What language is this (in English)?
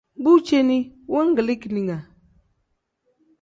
Tem